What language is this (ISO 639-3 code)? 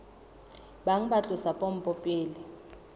sot